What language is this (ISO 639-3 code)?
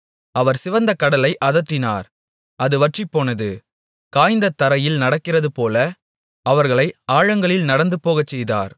tam